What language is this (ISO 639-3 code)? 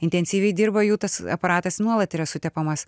lit